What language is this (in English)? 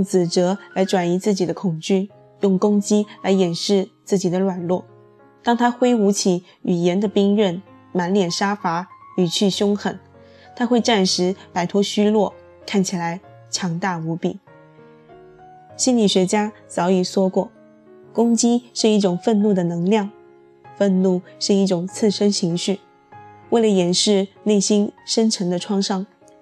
Chinese